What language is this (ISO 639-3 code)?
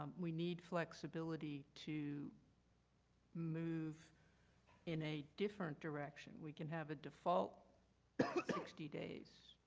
eng